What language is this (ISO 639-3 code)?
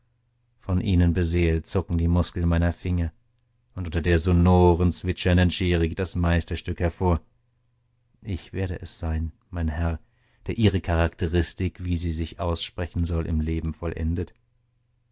deu